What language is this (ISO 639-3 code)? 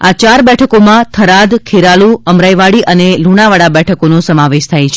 guj